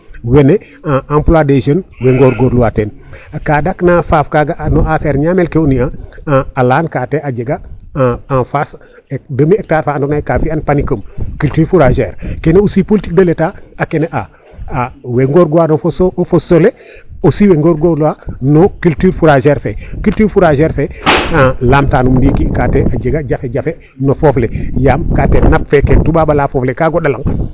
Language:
Serer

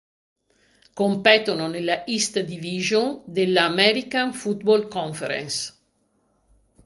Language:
Italian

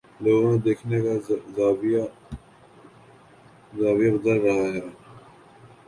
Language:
Urdu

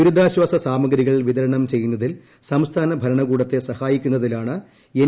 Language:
Malayalam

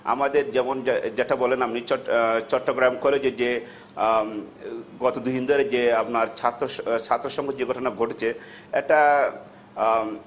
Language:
Bangla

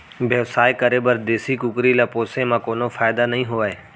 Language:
Chhattisgarhi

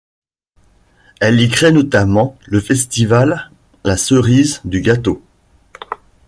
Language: French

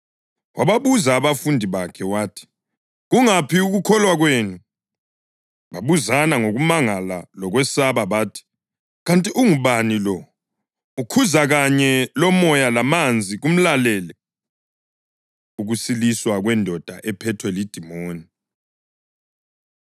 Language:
North Ndebele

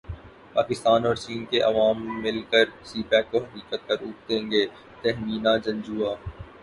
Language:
Urdu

